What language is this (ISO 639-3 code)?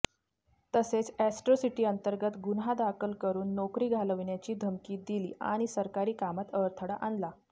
mar